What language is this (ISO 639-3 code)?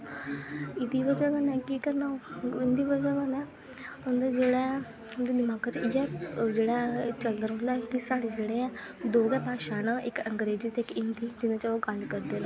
doi